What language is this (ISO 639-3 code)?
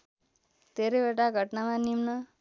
nep